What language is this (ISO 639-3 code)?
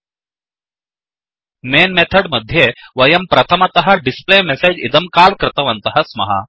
san